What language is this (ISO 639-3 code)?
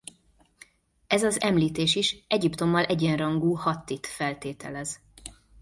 hun